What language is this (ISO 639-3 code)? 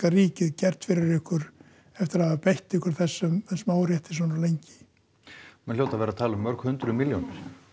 isl